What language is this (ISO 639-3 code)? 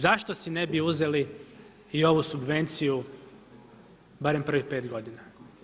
hrv